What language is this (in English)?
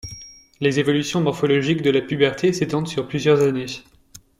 French